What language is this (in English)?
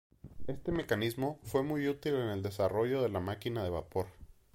Spanish